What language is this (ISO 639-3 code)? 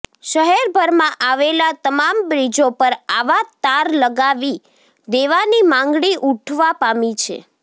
guj